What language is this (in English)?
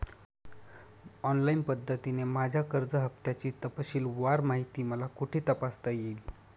Marathi